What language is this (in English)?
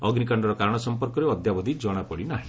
Odia